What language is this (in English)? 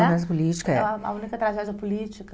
Portuguese